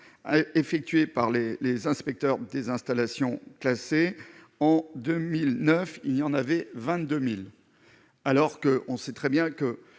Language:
French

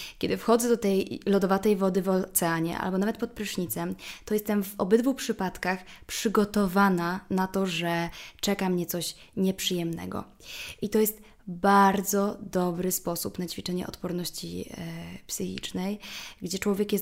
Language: Polish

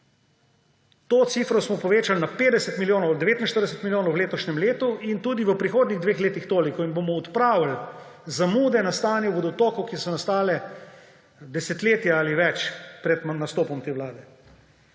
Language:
Slovenian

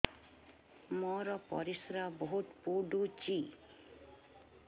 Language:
Odia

